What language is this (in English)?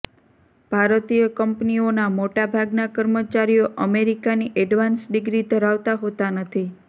Gujarati